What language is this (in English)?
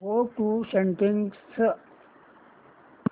Marathi